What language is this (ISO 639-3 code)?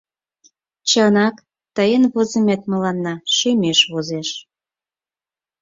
chm